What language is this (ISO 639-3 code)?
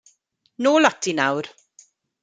cym